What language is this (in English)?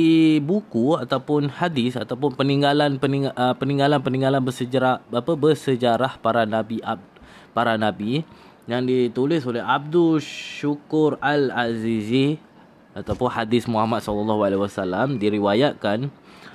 Malay